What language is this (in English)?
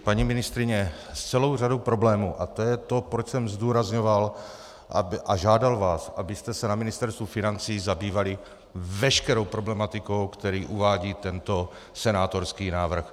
Czech